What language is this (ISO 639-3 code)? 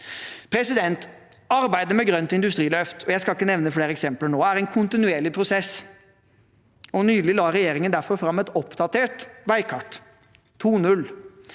nor